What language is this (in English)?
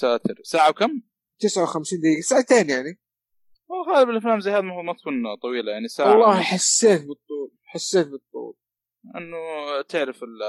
Arabic